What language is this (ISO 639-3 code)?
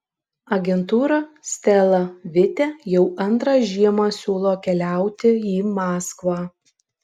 lit